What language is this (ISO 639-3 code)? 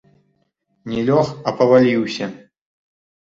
bel